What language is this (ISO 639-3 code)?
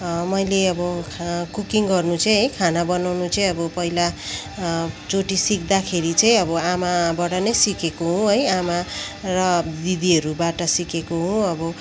nep